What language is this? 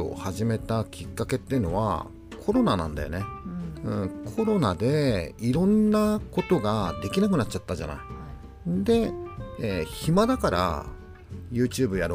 Japanese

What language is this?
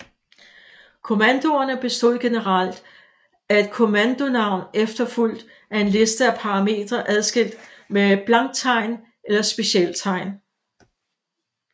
Danish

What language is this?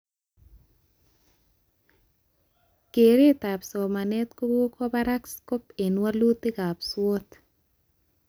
Kalenjin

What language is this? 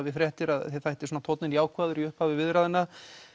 Icelandic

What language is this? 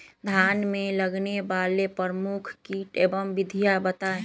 Magahi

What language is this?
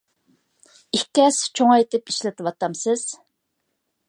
Uyghur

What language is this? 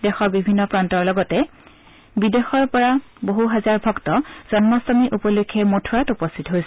Assamese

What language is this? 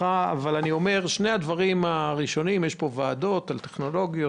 Hebrew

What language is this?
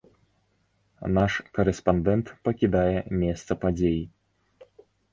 Belarusian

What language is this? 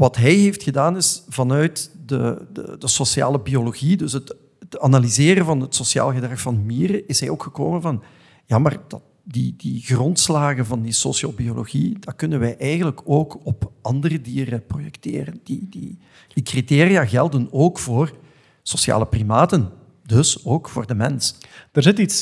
Dutch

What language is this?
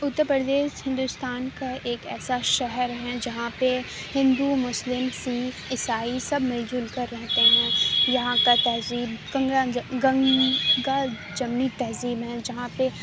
Urdu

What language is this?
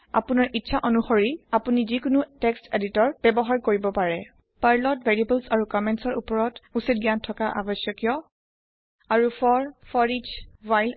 Assamese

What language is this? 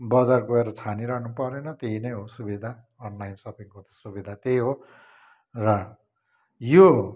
Nepali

